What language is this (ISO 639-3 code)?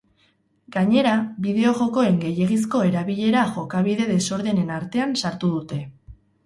eus